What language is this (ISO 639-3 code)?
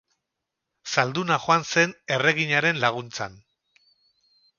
eus